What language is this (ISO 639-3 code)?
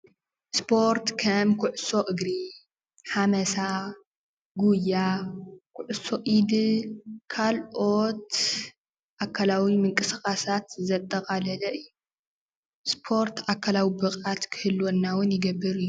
tir